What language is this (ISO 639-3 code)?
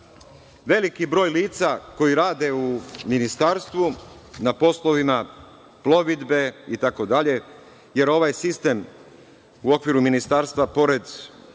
srp